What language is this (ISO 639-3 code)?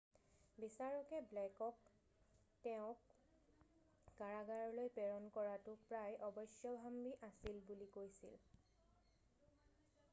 asm